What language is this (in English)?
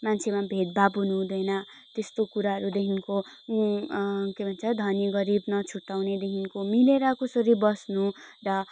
Nepali